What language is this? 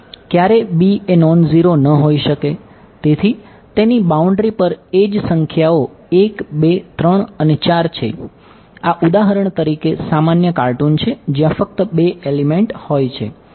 Gujarati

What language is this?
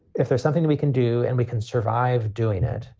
English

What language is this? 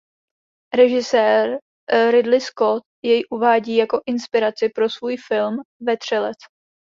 Czech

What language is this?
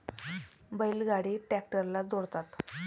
Marathi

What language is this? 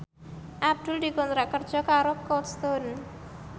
Javanese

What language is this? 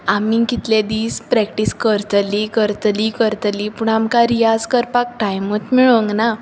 Konkani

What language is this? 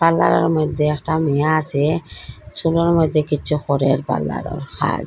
Bangla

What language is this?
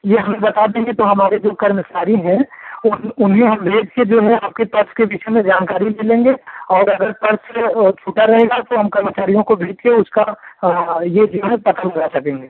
Hindi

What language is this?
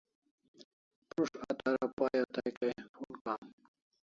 Kalasha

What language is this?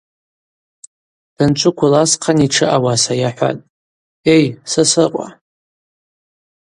Abaza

